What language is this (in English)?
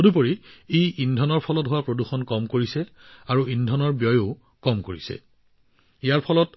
Assamese